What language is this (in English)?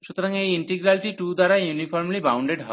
Bangla